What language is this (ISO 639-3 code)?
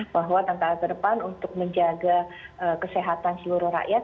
ind